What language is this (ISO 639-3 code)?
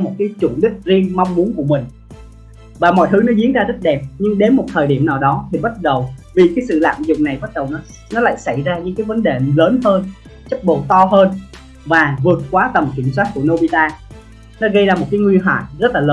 vie